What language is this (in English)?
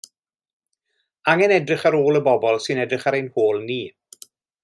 Welsh